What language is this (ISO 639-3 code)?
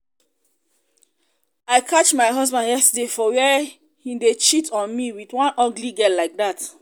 pcm